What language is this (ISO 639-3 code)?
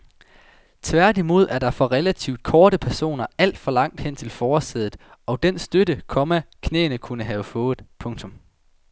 dan